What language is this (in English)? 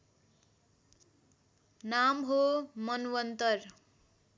Nepali